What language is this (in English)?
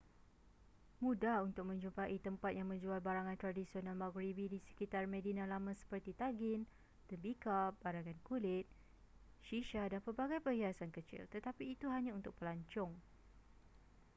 Malay